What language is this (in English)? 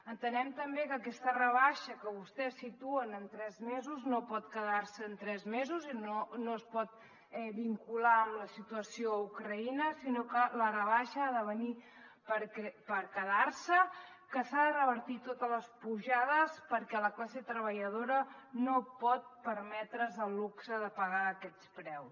Catalan